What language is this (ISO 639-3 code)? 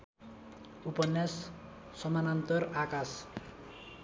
nep